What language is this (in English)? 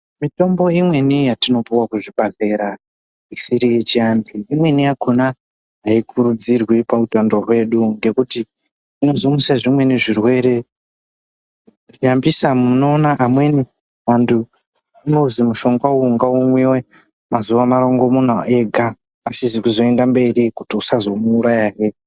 Ndau